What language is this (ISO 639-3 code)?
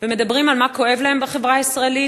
heb